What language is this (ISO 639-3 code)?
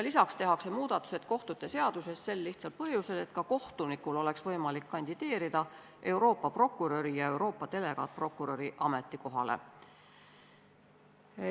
est